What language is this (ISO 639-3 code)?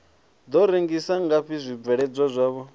ven